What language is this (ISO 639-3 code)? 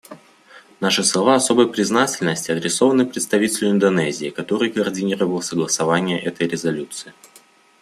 rus